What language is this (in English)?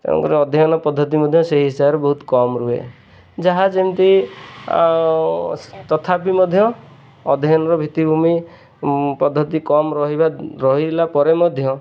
Odia